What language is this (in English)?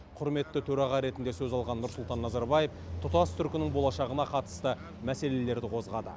Kazakh